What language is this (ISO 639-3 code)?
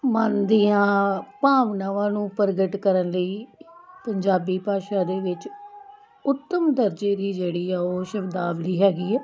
pan